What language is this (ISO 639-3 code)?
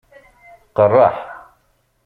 kab